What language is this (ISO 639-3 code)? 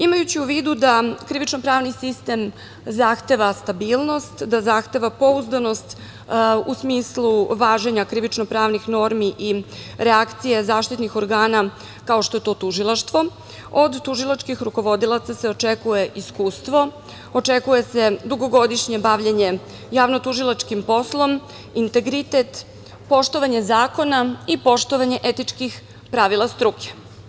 srp